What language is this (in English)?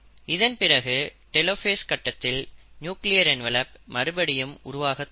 Tamil